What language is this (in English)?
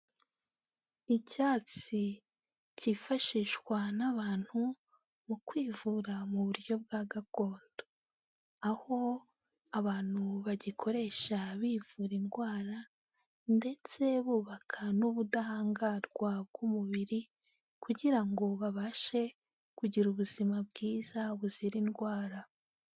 Kinyarwanda